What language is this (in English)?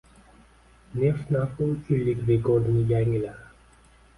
Uzbek